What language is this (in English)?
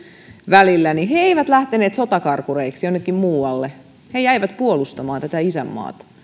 Finnish